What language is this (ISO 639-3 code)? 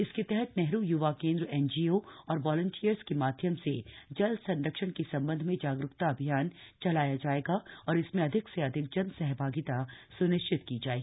hin